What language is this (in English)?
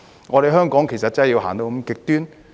Cantonese